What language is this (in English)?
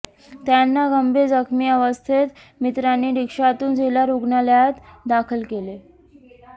Marathi